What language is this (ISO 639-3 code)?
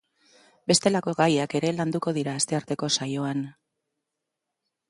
eus